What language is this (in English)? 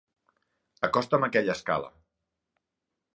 Catalan